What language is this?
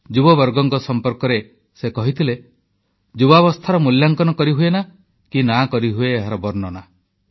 Odia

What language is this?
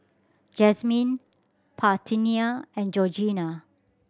English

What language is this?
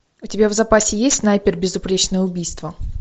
Russian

